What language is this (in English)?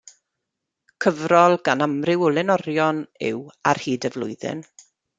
Welsh